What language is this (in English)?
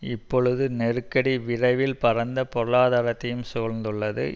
Tamil